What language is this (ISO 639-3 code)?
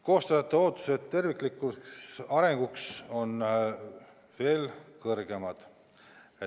est